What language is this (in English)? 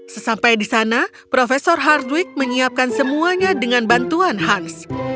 Indonesian